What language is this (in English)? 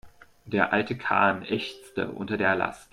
German